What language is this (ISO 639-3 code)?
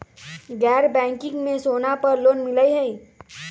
mag